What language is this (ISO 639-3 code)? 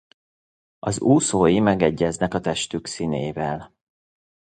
hun